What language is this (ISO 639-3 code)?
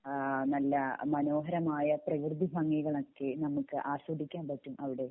mal